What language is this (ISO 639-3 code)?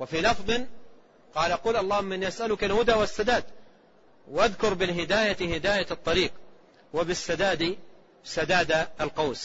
ara